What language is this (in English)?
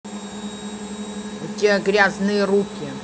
Russian